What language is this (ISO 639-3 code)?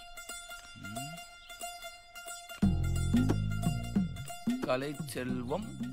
hin